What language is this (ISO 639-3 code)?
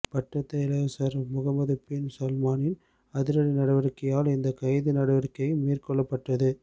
tam